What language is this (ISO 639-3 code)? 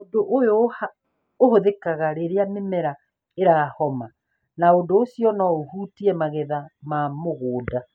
kik